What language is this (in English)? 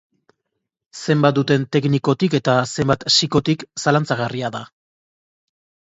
Basque